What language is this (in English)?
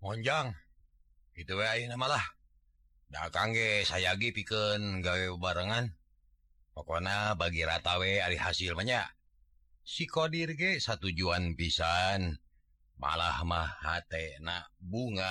Indonesian